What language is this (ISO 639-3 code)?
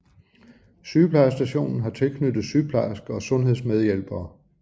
dan